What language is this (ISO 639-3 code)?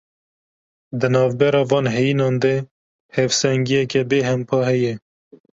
kur